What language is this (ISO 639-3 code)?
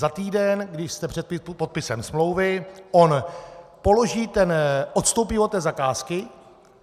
ces